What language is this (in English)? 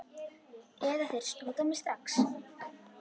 Icelandic